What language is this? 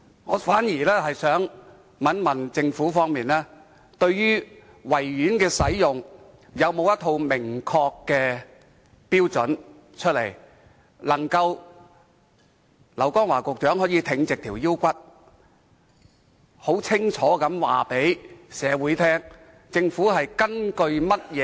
Cantonese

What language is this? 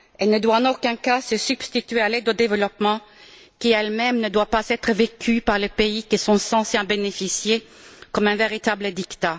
French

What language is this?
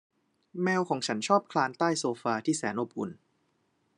Thai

